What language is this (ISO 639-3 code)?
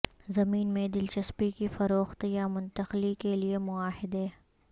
urd